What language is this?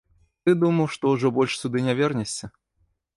Belarusian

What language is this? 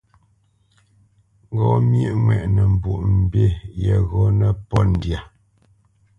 Bamenyam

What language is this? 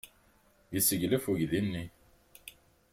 Kabyle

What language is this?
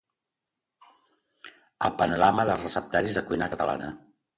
Catalan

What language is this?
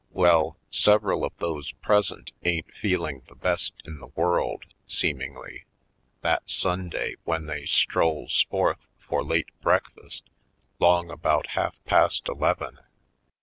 English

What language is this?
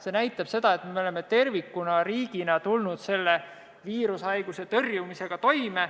Estonian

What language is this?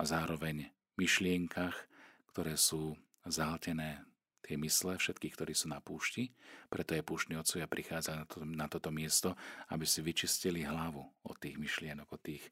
Slovak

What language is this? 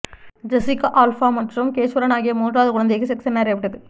Tamil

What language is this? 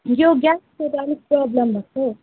Nepali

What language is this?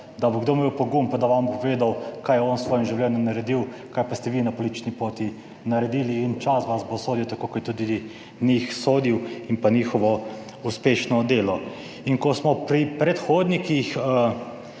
Slovenian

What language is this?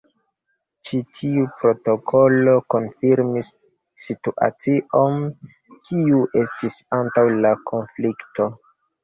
Esperanto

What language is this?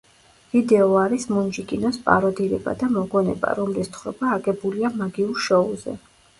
Georgian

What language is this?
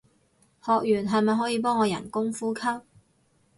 Cantonese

